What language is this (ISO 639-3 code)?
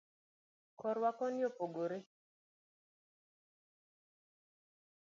luo